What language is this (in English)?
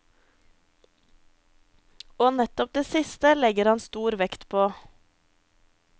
Norwegian